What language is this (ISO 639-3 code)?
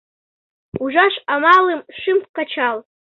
chm